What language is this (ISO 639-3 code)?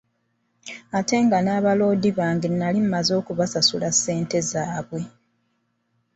lug